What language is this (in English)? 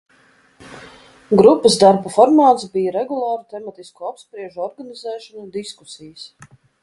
Latvian